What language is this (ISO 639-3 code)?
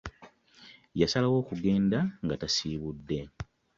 lug